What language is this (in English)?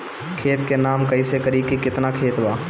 Bhojpuri